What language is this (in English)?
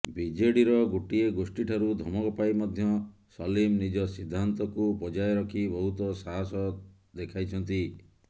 Odia